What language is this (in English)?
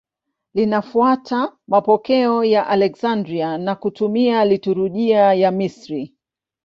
Swahili